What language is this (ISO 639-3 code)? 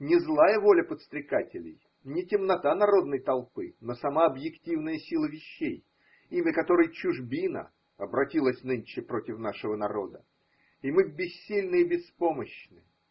rus